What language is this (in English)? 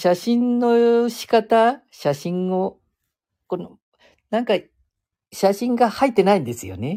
Japanese